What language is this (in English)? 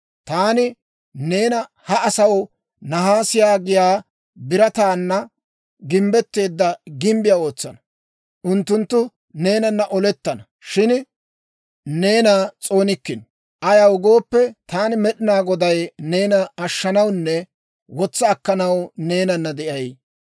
Dawro